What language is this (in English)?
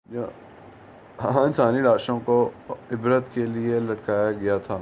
Urdu